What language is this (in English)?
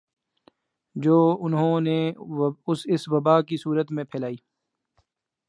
Urdu